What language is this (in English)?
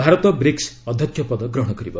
Odia